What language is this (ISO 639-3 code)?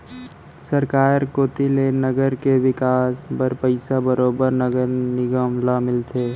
hne